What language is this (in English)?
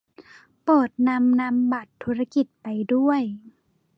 Thai